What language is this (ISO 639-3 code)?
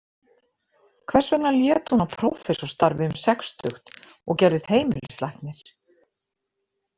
isl